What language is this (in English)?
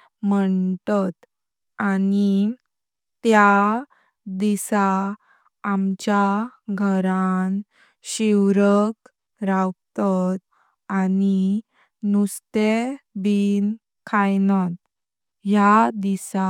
Konkani